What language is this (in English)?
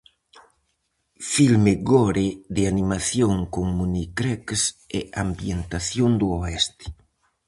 Galician